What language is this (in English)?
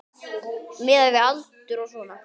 Icelandic